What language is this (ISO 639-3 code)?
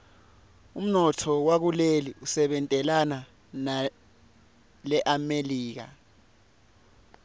ssw